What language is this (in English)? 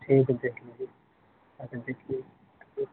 Urdu